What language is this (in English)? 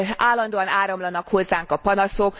Hungarian